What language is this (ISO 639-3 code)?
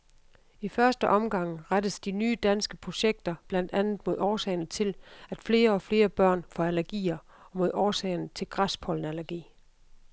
dan